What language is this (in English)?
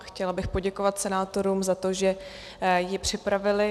Czech